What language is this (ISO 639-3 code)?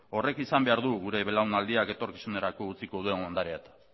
eus